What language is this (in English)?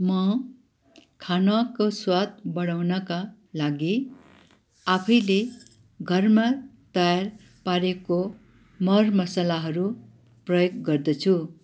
Nepali